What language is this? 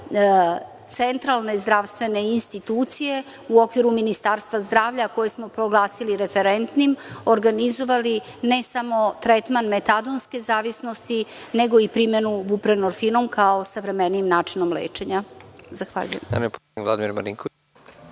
Serbian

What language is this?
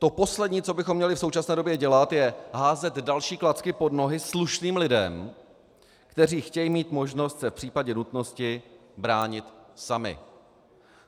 Czech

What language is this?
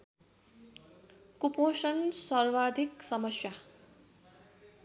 Nepali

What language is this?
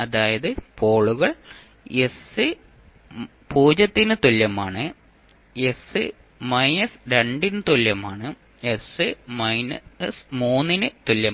Malayalam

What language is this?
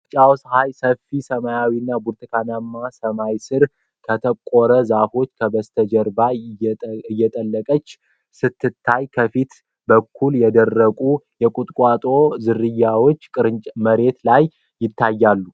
Amharic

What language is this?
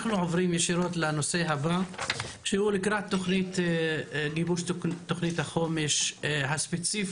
Hebrew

